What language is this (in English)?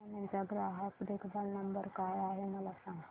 Marathi